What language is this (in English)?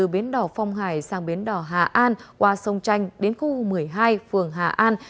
Vietnamese